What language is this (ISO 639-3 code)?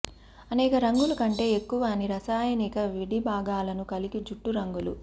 tel